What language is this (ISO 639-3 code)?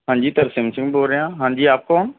pan